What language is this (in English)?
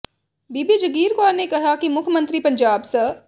Punjabi